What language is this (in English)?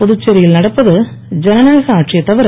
Tamil